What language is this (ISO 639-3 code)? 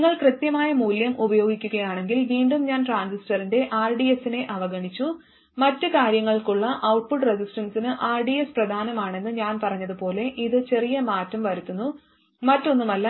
mal